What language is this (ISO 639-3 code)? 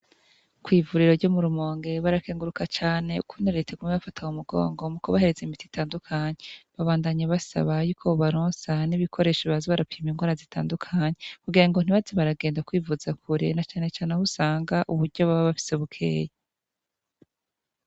run